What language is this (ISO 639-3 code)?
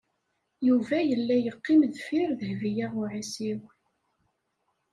kab